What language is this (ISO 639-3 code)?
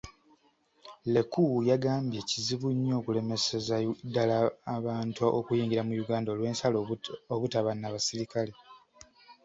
lug